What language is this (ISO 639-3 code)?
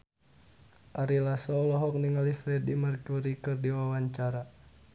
sun